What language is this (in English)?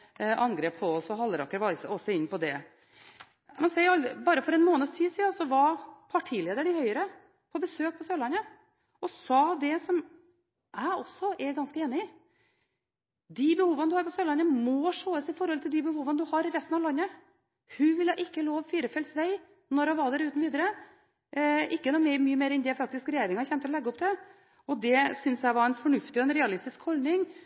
Norwegian Bokmål